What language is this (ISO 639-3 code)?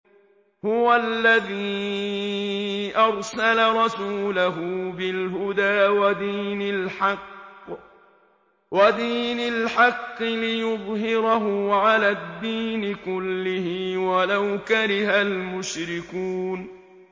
ara